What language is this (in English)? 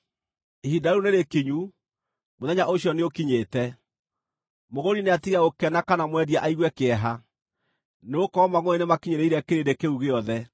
Kikuyu